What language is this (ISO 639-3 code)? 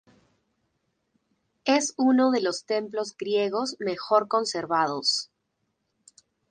spa